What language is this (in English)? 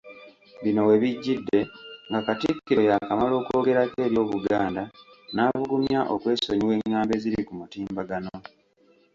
Ganda